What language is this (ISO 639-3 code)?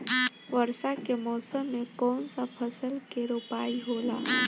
bho